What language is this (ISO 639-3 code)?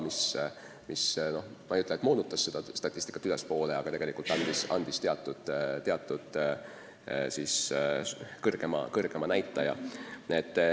est